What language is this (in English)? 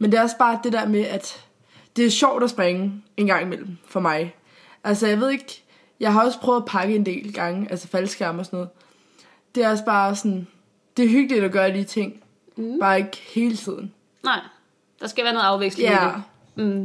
Danish